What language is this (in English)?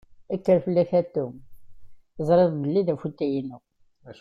Kabyle